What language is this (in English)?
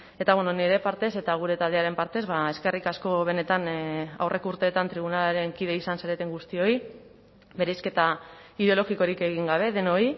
Basque